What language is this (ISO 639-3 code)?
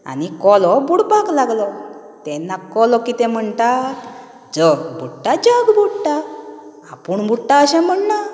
kok